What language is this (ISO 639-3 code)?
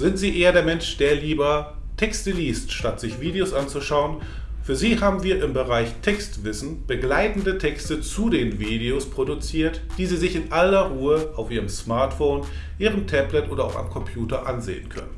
deu